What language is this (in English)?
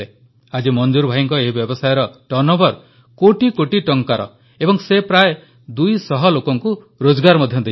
Odia